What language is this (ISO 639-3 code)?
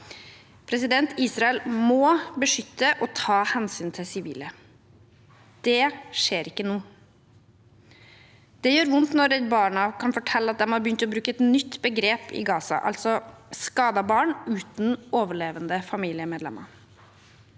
nor